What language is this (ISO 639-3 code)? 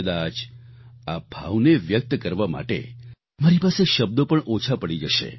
guj